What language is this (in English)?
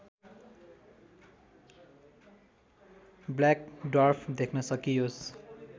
Nepali